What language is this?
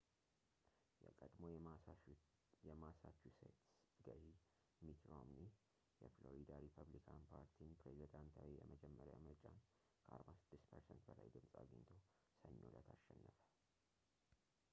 Amharic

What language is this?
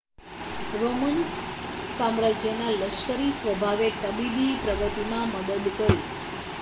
Gujarati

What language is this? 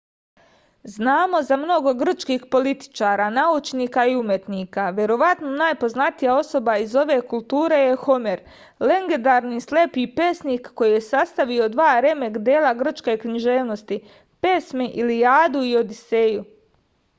Serbian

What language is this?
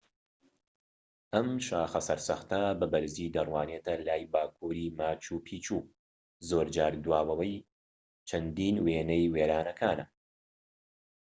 Central Kurdish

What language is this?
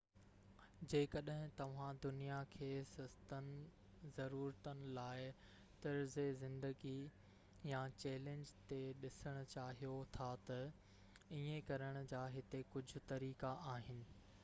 Sindhi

